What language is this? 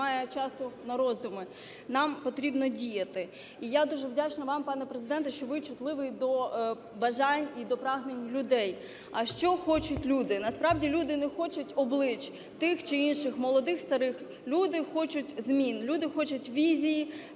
Ukrainian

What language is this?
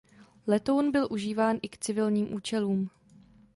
Czech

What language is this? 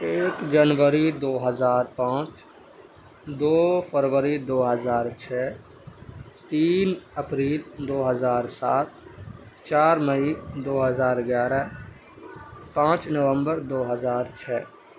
Urdu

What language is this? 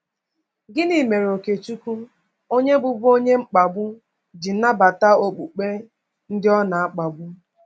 Igbo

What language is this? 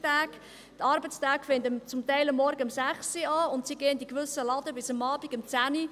Swiss German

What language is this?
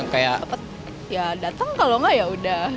Indonesian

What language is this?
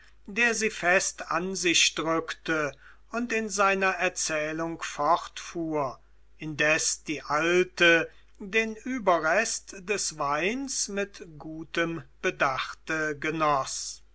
German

